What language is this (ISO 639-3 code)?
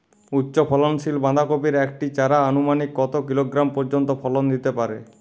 ben